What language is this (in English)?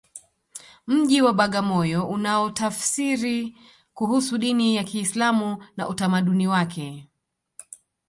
Swahili